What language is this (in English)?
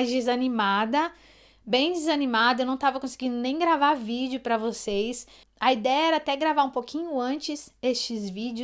Portuguese